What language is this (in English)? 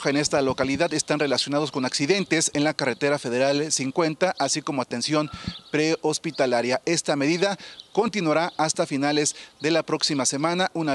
Spanish